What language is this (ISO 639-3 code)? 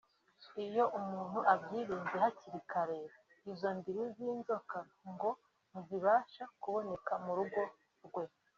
kin